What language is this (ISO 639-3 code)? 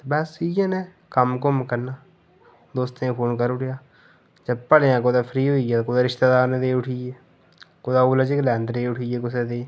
doi